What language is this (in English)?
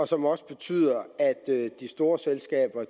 Danish